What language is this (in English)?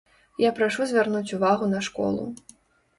Belarusian